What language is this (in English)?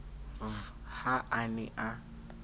Southern Sotho